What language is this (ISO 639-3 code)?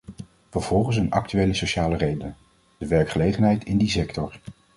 nld